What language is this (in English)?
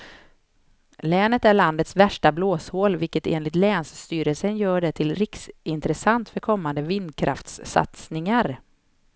Swedish